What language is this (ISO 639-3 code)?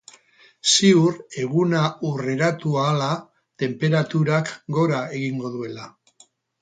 eus